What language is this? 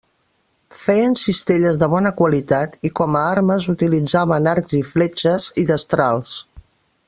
Catalan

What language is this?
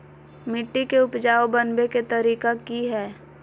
Magahi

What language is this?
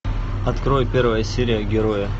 Russian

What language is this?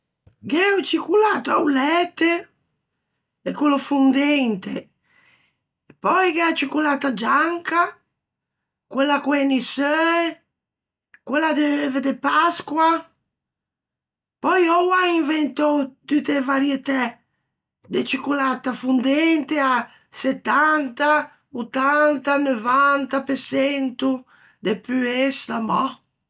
Ligurian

